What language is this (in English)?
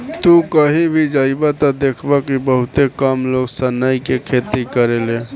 Bhojpuri